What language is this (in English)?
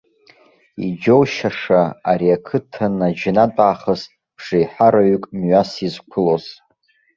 Abkhazian